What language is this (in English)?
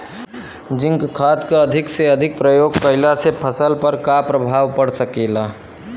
Bhojpuri